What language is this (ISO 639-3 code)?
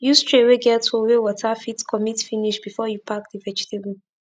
pcm